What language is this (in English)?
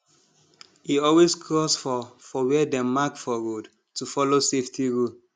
Nigerian Pidgin